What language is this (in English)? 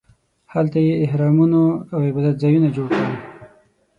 Pashto